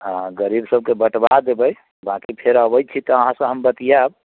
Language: Maithili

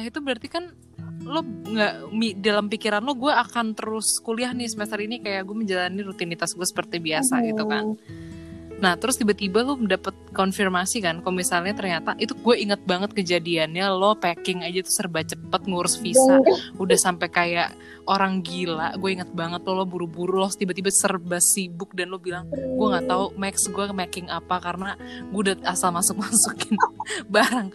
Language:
Indonesian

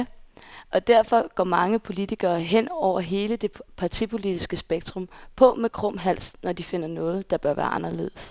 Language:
Danish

